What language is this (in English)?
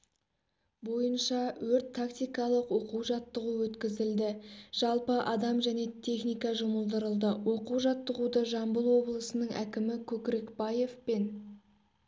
Kazakh